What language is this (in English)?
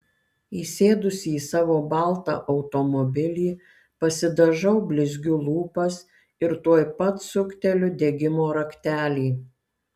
Lithuanian